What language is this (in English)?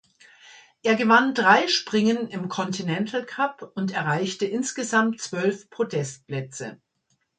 German